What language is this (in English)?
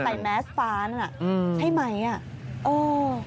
Thai